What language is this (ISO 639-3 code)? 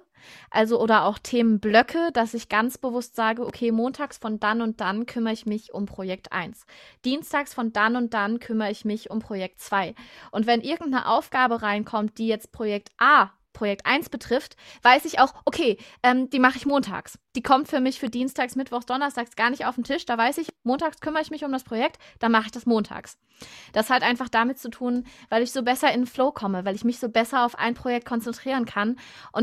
deu